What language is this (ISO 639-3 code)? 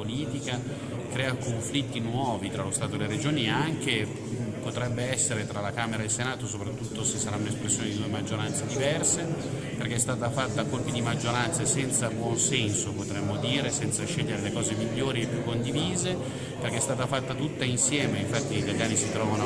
ita